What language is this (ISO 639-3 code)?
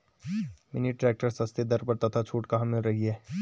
hin